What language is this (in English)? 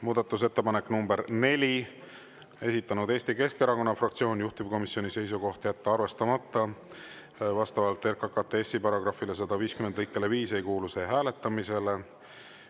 Estonian